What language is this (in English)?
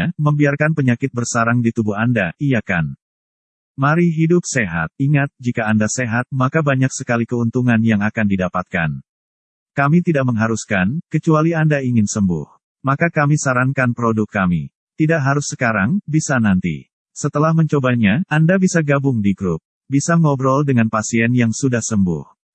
Indonesian